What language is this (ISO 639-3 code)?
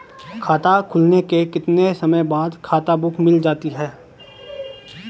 hin